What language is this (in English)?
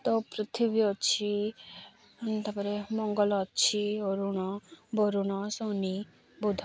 Odia